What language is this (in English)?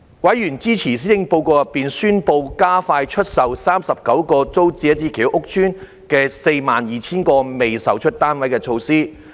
Cantonese